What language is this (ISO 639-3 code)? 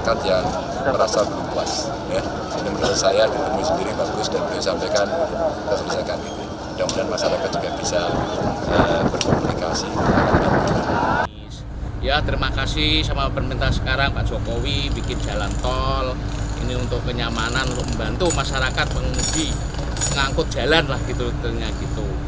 ind